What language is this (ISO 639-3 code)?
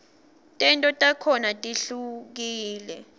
ssw